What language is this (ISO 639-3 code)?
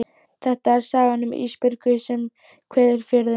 isl